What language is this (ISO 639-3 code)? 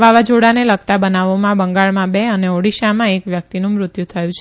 guj